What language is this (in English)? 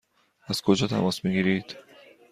Persian